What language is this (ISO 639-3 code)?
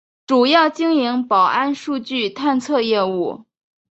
zho